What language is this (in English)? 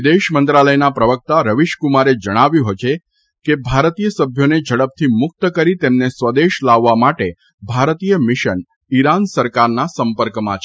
Gujarati